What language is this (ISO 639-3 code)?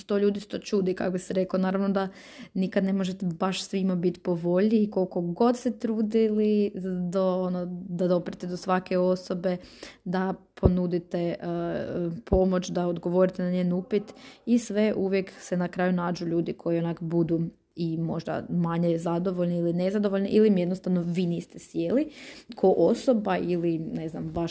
hrv